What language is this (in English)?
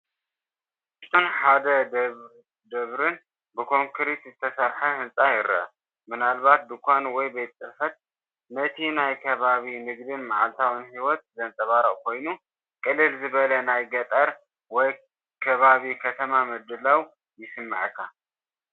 Tigrinya